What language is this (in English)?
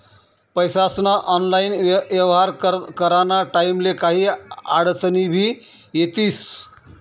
Marathi